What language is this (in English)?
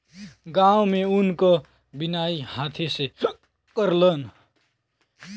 Bhojpuri